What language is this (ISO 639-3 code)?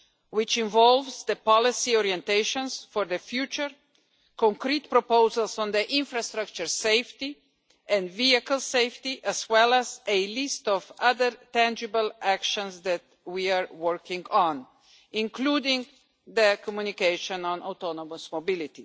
eng